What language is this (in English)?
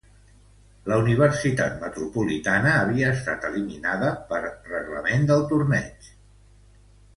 Catalan